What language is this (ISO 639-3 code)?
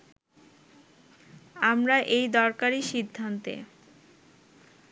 ben